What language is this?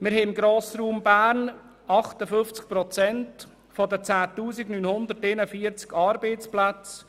Swiss German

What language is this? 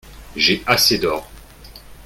French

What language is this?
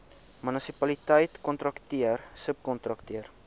Afrikaans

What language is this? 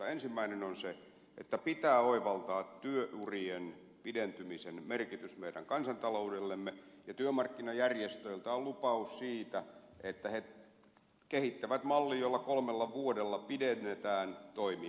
Finnish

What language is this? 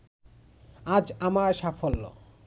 Bangla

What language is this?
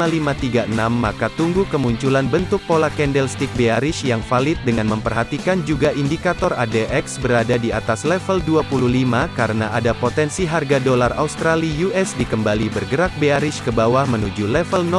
Indonesian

